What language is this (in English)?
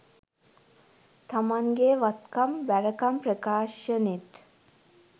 Sinhala